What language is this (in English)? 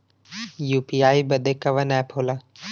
Bhojpuri